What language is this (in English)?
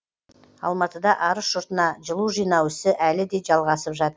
Kazakh